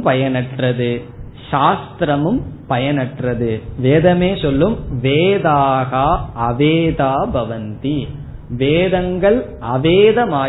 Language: Tamil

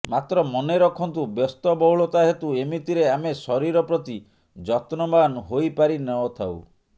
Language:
Odia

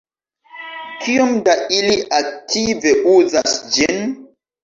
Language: Esperanto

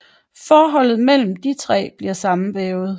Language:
Danish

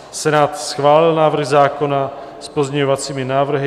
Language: Czech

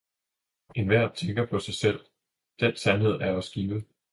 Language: Danish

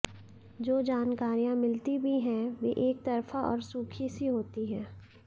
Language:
Hindi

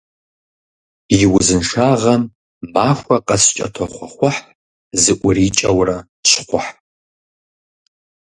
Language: Kabardian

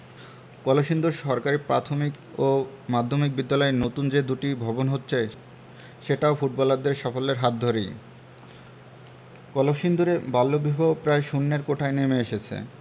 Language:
Bangla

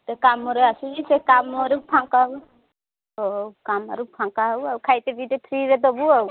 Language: Odia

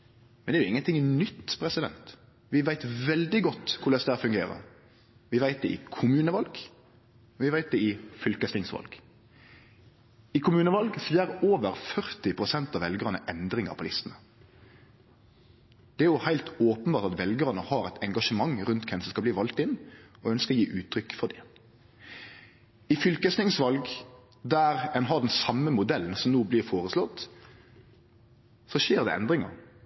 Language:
Norwegian Nynorsk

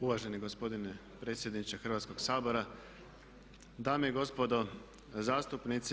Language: Croatian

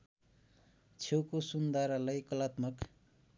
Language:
Nepali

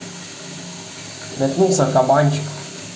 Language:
Russian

